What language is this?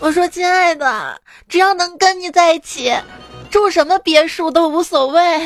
Chinese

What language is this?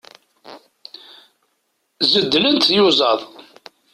Kabyle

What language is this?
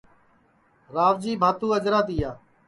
Sansi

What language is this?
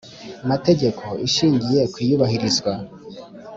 Kinyarwanda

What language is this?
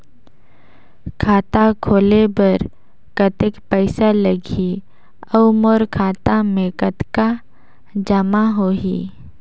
Chhattisgarhi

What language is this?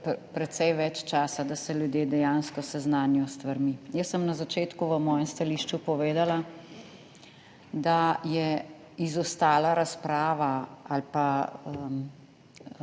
Slovenian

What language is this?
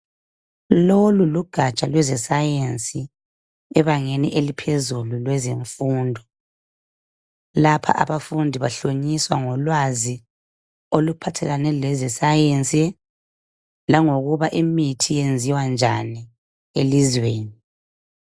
North Ndebele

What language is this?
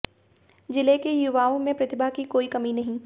Hindi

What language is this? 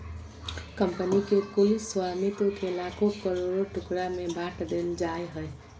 Magahi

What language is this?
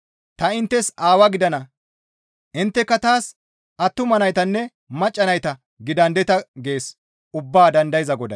Gamo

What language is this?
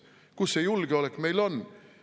Estonian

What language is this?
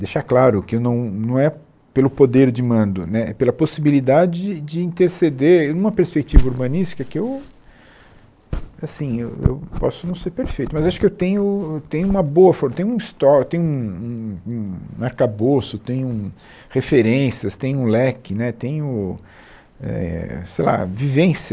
Portuguese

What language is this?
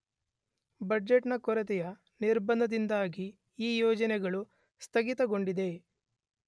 Kannada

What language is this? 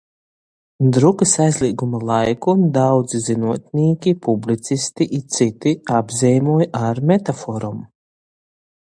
Latgalian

